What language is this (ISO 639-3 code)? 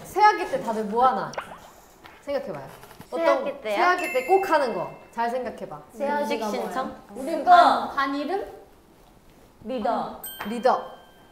kor